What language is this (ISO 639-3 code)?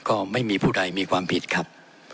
tha